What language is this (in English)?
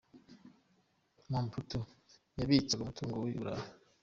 Kinyarwanda